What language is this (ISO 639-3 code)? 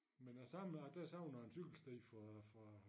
dan